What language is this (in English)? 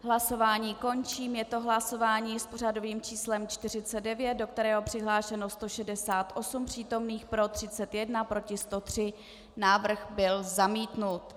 Czech